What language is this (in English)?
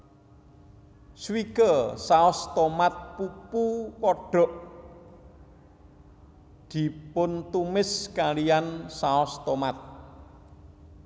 Javanese